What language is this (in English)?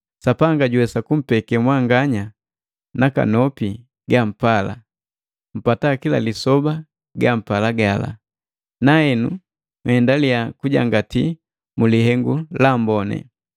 Matengo